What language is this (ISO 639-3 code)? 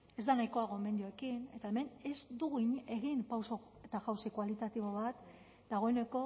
eus